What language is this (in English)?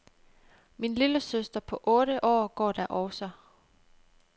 Danish